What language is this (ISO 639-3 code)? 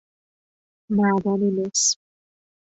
fas